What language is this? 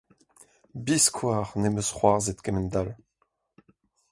Breton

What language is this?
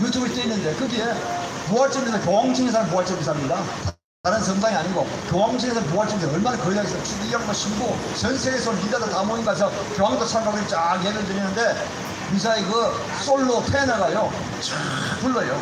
Korean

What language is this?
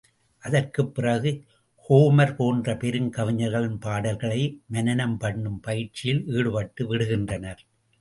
Tamil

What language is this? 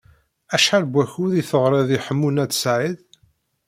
Kabyle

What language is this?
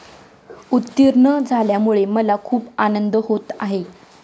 Marathi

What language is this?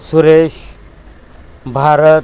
Marathi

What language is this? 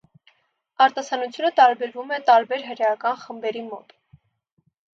Armenian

